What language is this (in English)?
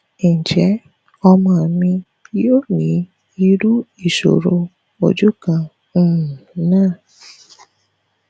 Yoruba